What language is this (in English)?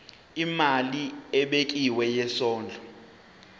Zulu